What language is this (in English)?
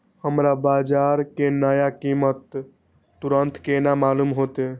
Maithili